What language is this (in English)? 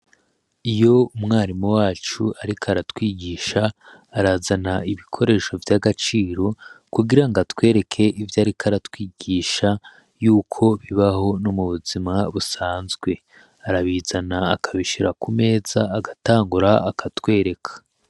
Rundi